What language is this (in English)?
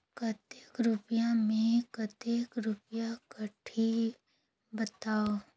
Chhattisgarhi